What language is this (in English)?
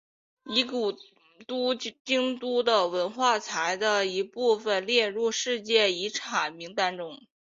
Chinese